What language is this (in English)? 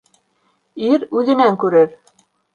Bashkir